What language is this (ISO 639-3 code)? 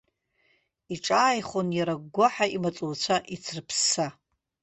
abk